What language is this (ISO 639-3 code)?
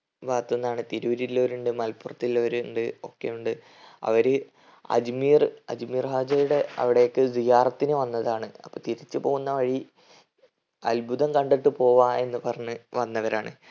mal